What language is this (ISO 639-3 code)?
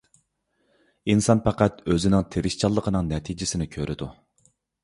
uig